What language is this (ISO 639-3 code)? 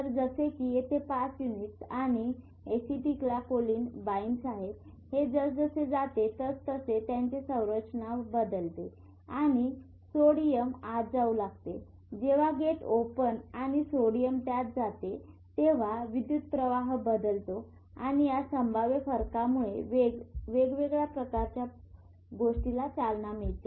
mar